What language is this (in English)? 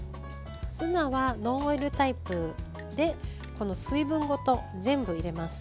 Japanese